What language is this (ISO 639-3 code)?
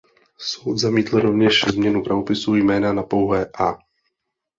ces